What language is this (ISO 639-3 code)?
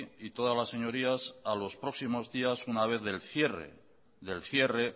spa